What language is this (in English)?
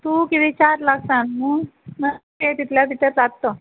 Konkani